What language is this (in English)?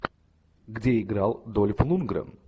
Russian